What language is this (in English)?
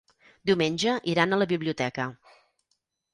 Catalan